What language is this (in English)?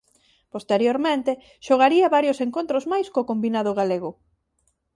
Galician